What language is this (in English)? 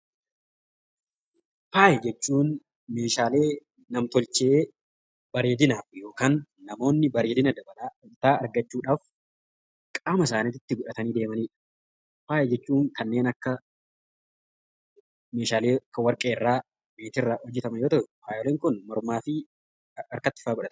Oromo